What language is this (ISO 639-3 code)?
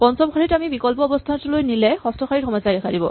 asm